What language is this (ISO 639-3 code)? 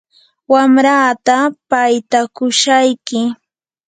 qur